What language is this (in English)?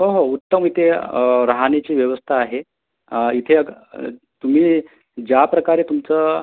Marathi